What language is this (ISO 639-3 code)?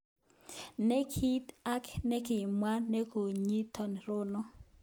kln